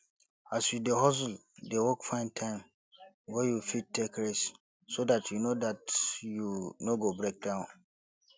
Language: Nigerian Pidgin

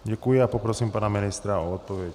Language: Czech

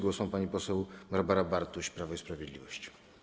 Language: Polish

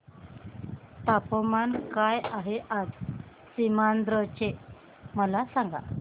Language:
Marathi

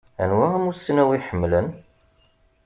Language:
Kabyle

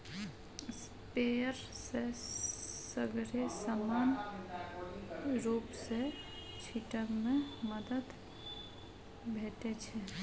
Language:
Maithili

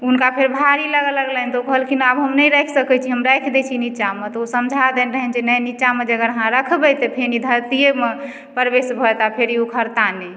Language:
Maithili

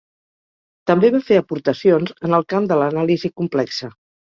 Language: Catalan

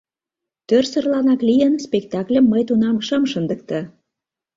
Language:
Mari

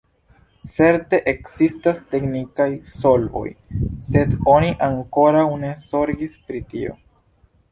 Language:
Esperanto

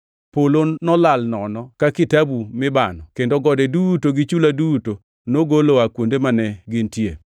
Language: Luo (Kenya and Tanzania)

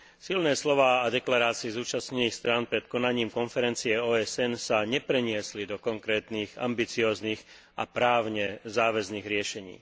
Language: Slovak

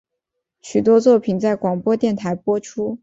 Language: Chinese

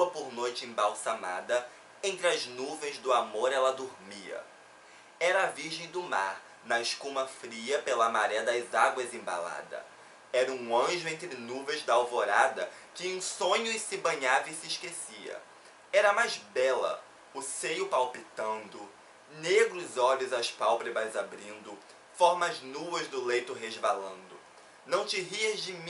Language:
Portuguese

